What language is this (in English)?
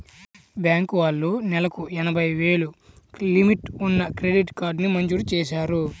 Telugu